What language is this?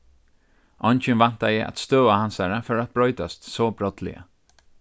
Faroese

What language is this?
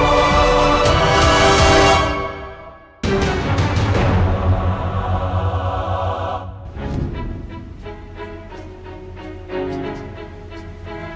Indonesian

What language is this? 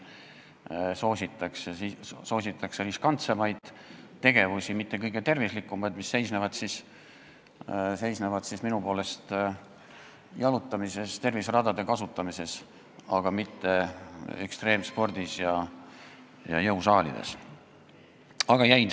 Estonian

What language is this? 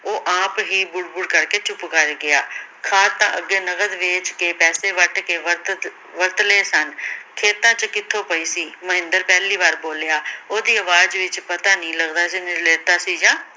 Punjabi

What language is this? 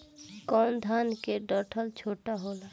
Bhojpuri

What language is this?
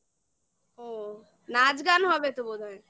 Bangla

